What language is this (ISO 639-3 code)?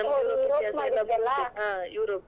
kan